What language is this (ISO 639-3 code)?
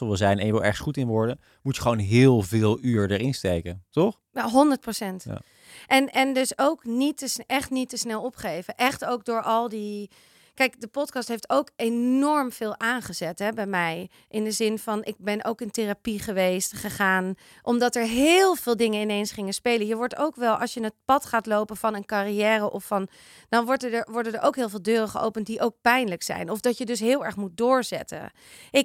nld